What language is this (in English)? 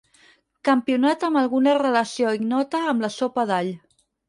Catalan